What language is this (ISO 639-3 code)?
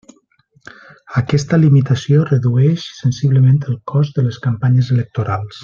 cat